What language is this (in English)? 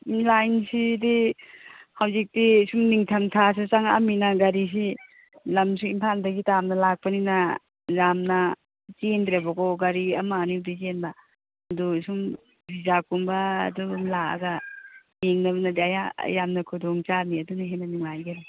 Manipuri